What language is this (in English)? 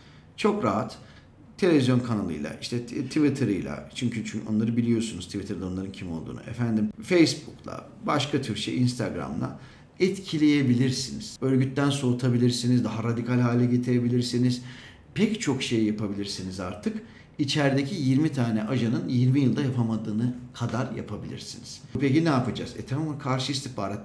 Turkish